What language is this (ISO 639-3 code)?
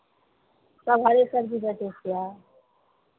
mai